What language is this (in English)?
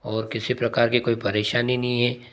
Hindi